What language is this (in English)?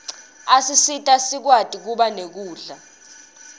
Swati